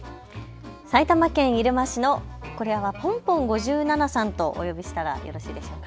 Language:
Japanese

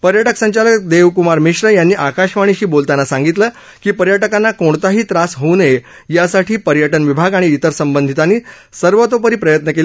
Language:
Marathi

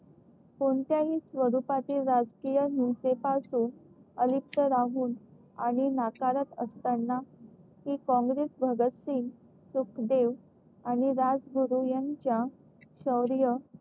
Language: Marathi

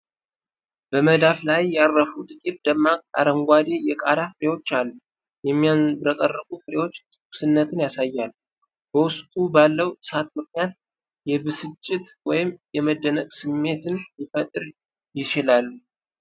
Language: Amharic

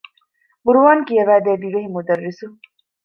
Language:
Divehi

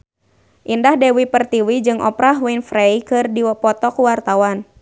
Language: Sundanese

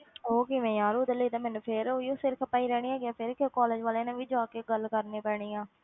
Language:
Punjabi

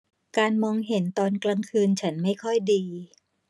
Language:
Thai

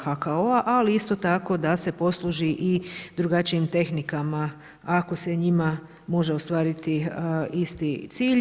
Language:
Croatian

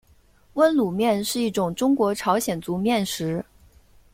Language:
Chinese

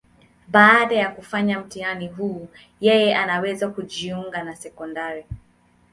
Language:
Swahili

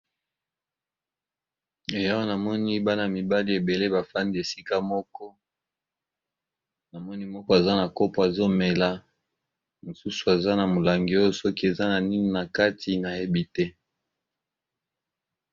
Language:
Lingala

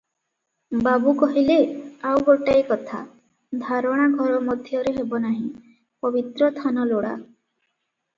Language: Odia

